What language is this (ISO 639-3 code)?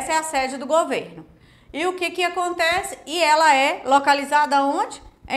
por